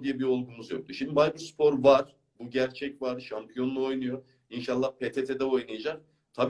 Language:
Turkish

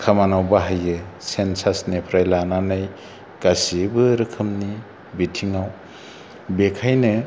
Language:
Bodo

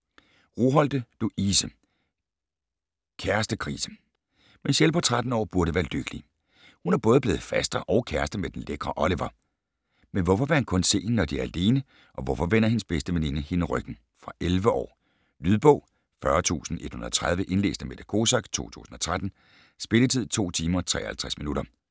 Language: Danish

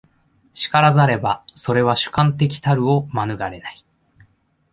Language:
Japanese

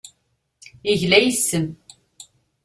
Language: Kabyle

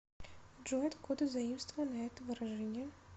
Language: Russian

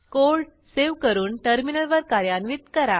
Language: Marathi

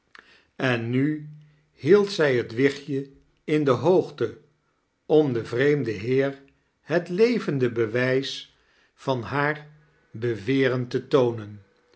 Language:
Dutch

